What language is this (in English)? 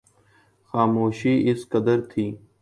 Urdu